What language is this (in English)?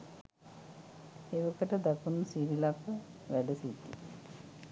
Sinhala